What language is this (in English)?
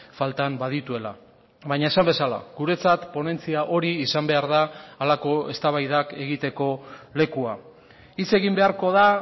Basque